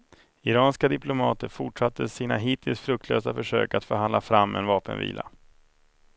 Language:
Swedish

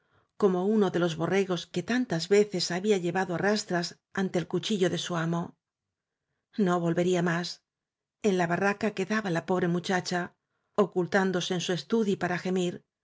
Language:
Spanish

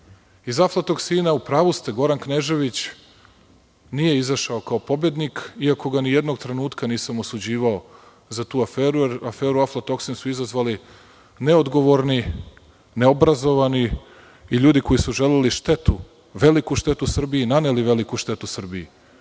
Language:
Serbian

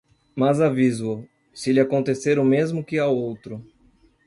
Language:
Portuguese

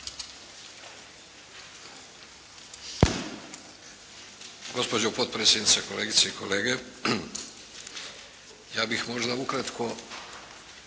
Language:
Croatian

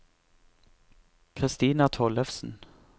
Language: Norwegian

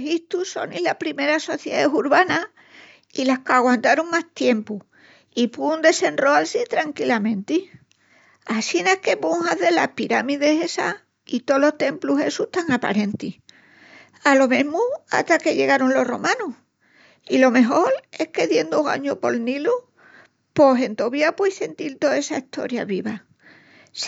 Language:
Extremaduran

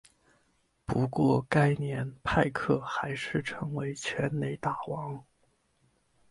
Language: Chinese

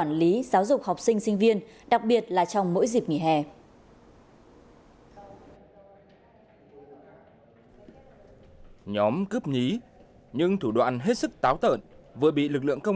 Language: Vietnamese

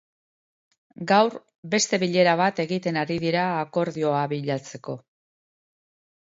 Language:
Basque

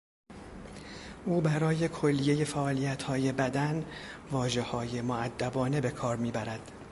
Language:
Persian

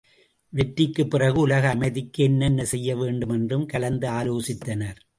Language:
Tamil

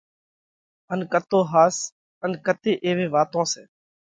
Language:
Parkari Koli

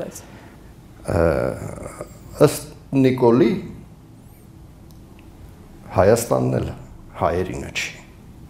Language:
Turkish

